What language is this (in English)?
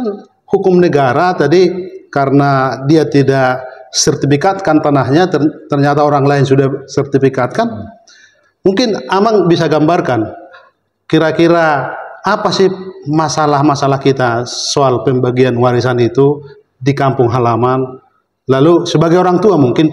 Indonesian